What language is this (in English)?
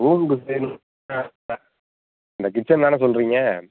Tamil